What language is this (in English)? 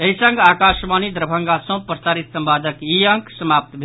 Maithili